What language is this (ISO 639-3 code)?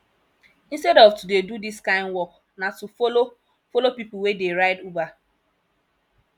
pcm